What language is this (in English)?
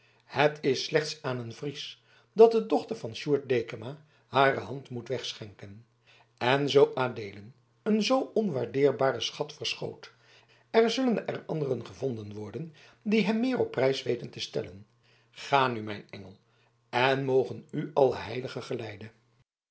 Dutch